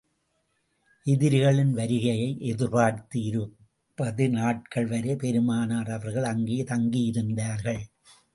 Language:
Tamil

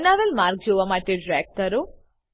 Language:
Gujarati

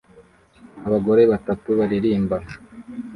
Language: Kinyarwanda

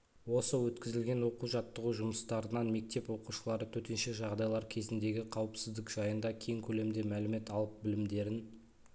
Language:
Kazakh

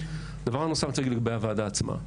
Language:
Hebrew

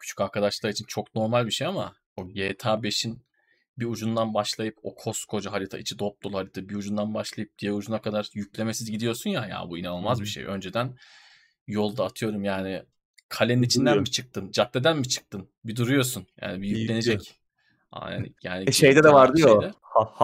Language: Turkish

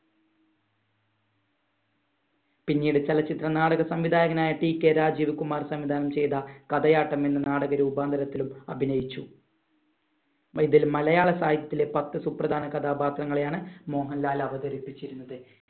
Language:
Malayalam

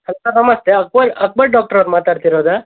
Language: Kannada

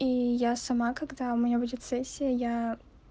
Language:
Russian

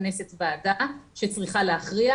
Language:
Hebrew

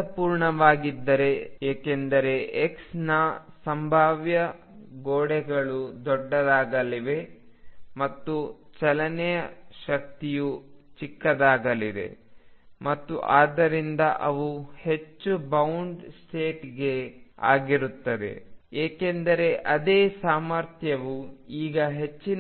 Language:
Kannada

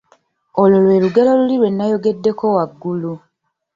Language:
Ganda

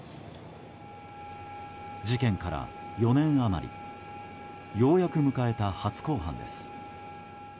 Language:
Japanese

